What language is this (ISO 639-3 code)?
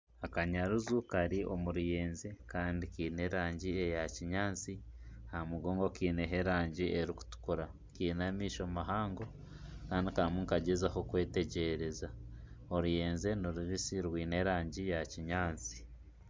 nyn